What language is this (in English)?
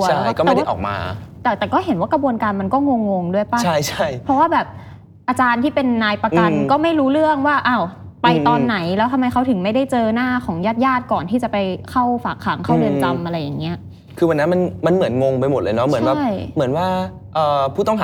Thai